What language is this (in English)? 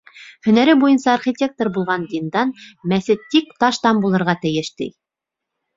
Bashkir